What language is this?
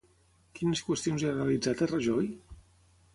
Catalan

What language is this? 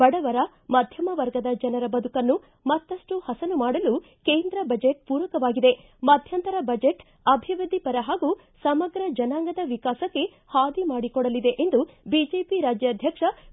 Kannada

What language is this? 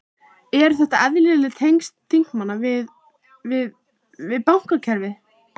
Icelandic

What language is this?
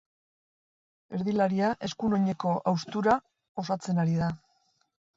Basque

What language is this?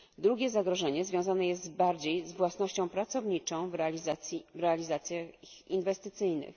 Polish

